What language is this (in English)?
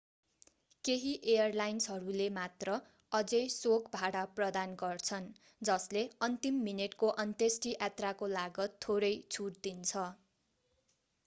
Nepali